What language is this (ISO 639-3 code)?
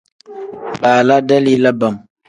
kdh